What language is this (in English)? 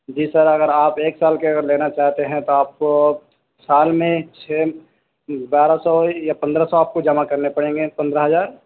Urdu